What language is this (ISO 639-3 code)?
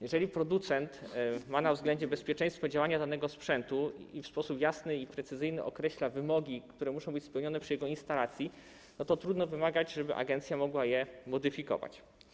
pol